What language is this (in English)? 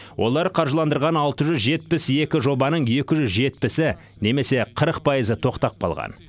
Kazakh